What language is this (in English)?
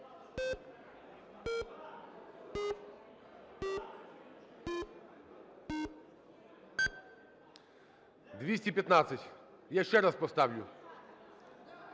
Ukrainian